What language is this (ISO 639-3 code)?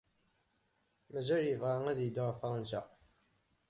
kab